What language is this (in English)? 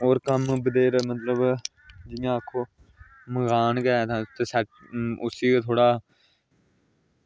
Dogri